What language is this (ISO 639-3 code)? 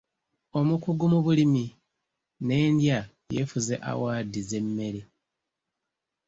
lug